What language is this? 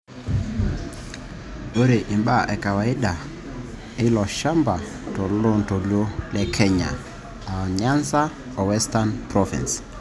Masai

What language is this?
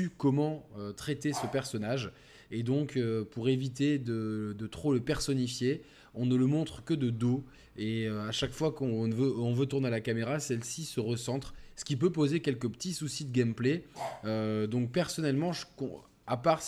French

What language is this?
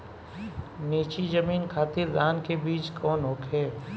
Bhojpuri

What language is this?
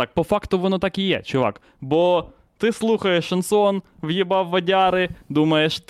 Ukrainian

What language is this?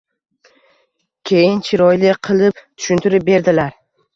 Uzbek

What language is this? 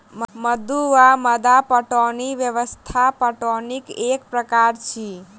Maithili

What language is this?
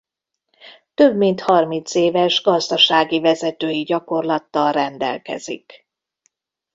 Hungarian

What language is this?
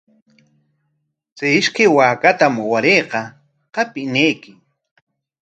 Corongo Ancash Quechua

